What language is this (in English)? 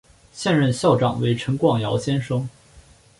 Chinese